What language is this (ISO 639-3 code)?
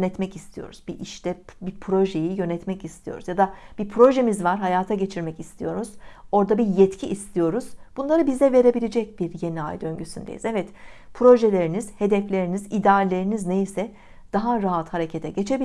tur